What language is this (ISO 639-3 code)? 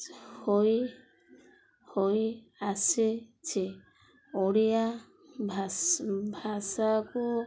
ori